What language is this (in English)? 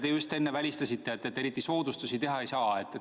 Estonian